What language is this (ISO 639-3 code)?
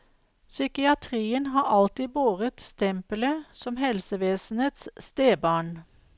nor